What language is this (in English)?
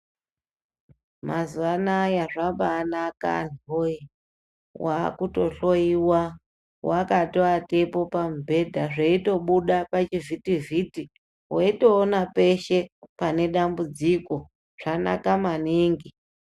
Ndau